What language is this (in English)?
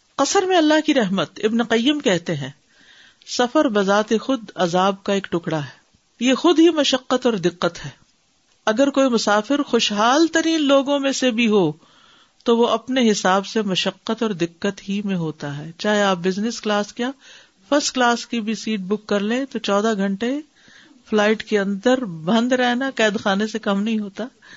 Urdu